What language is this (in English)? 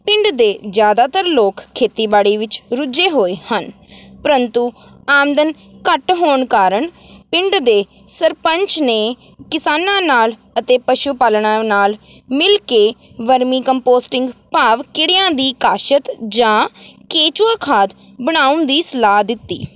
Punjabi